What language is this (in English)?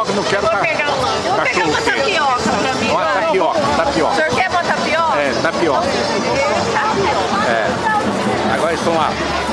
Portuguese